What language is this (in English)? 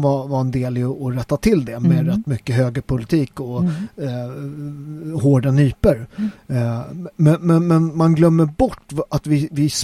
Swedish